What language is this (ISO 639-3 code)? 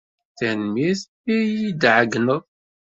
kab